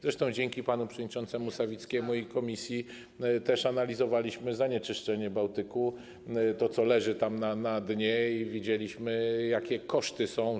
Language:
Polish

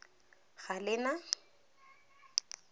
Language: Tswana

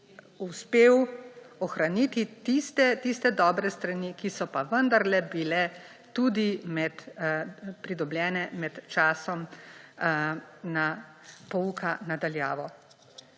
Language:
Slovenian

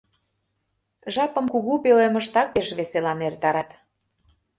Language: Mari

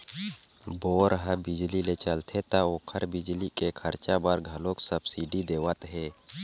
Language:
Chhattisgarhi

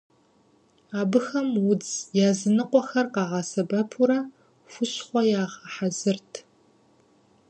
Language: Kabardian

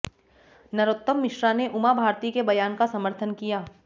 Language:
Hindi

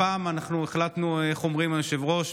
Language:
Hebrew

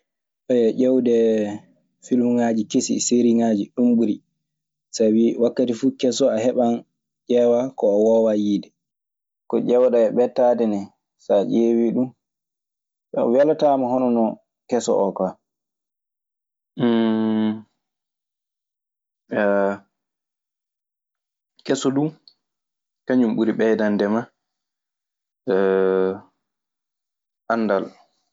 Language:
Maasina Fulfulde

